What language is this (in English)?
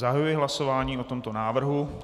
Czech